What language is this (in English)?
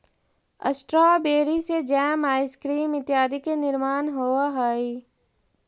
Magahi